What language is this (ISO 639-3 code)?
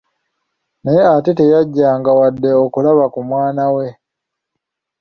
lug